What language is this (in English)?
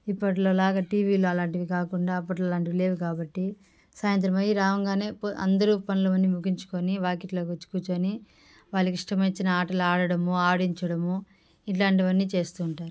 Telugu